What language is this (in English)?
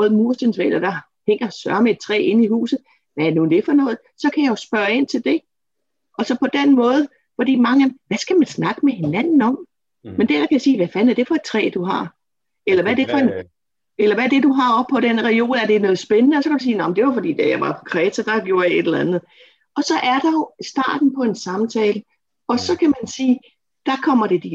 Danish